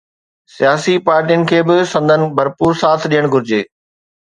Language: Sindhi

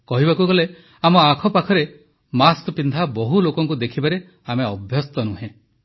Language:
Odia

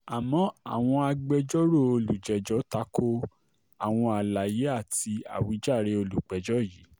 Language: Yoruba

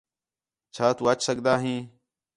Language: Khetrani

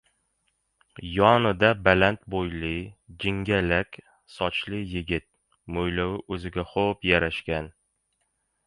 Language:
Uzbek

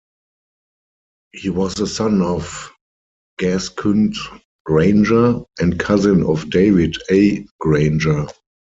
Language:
English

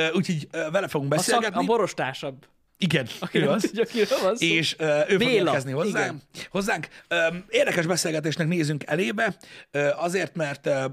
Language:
Hungarian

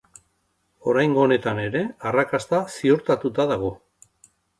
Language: Basque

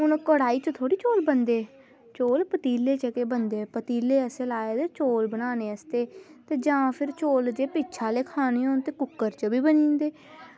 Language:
Dogri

